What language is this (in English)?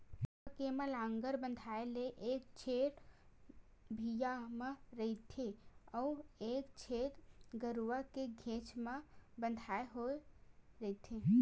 Chhattisgarhi